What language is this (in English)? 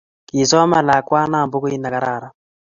Kalenjin